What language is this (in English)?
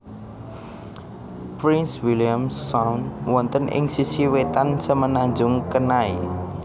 Javanese